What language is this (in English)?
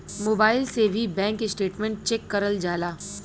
Bhojpuri